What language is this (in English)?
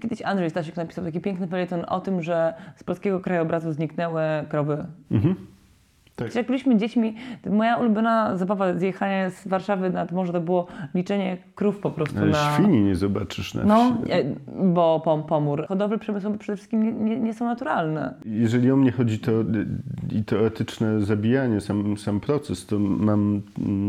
Polish